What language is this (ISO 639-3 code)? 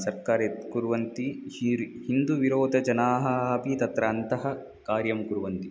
san